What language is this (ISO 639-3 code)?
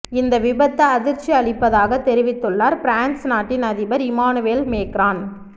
tam